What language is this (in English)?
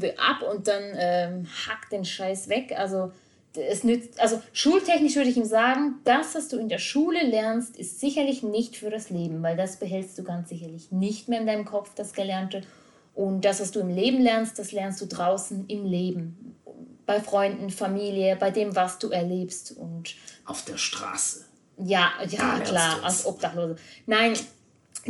German